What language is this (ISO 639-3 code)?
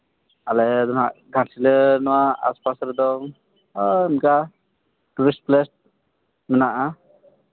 sat